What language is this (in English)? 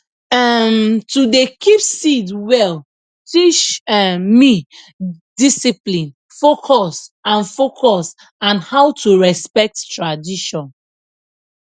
Nigerian Pidgin